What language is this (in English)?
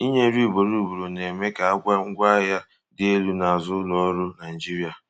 Igbo